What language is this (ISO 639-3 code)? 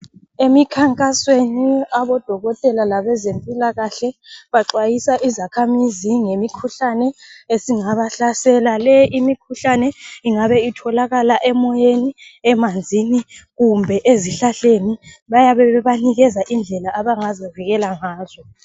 nde